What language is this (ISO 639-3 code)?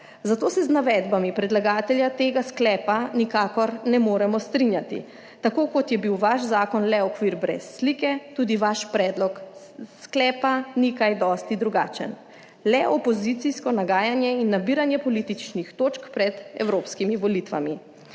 slv